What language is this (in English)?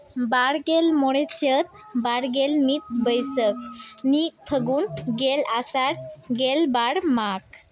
Santali